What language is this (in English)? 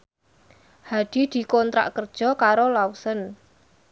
Javanese